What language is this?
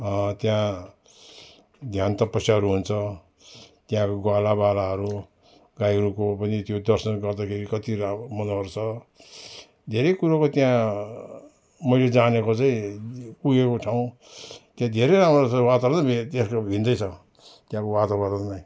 Nepali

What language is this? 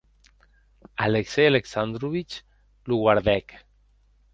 Occitan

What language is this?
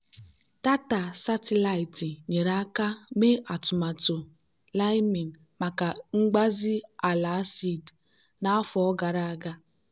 Igbo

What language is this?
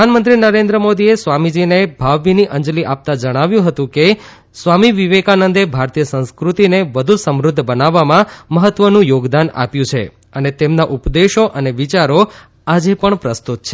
Gujarati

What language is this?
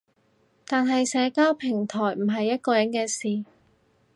Cantonese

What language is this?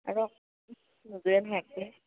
Assamese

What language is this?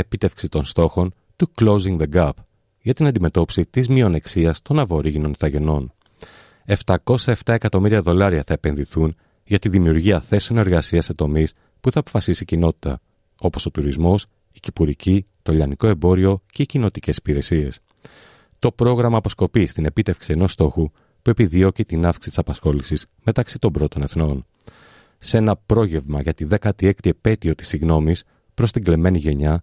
Greek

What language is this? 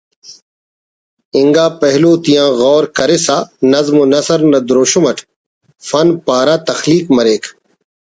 Brahui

